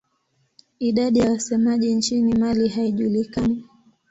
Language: Swahili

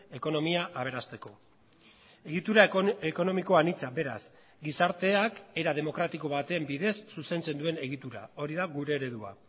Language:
Basque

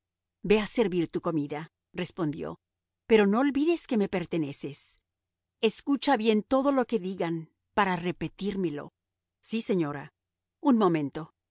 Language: Spanish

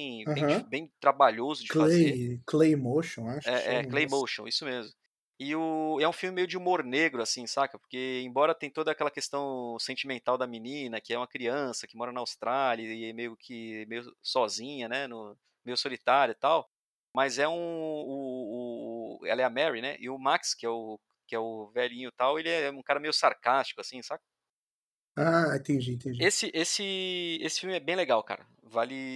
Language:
Portuguese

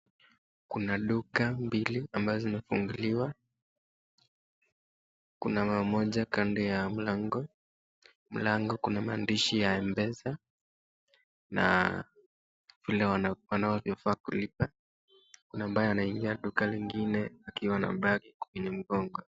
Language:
Swahili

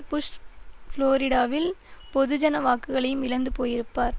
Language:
Tamil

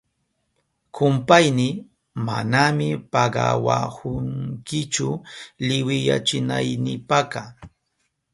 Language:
Southern Pastaza Quechua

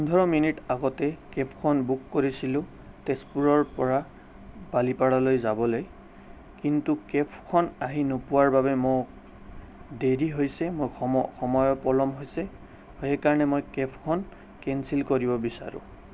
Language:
Assamese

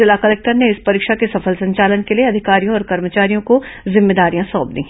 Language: Hindi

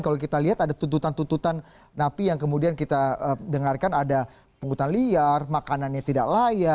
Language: Indonesian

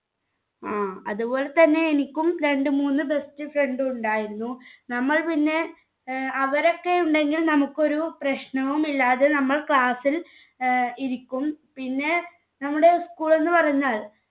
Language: Malayalam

